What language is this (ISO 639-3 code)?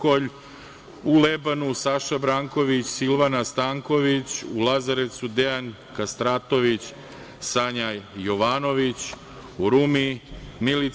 srp